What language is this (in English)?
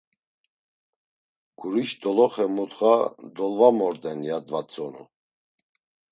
Laz